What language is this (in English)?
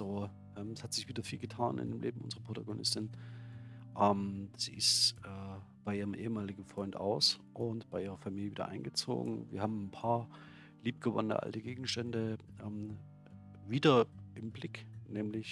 German